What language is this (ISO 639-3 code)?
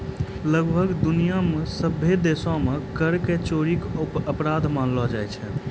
mai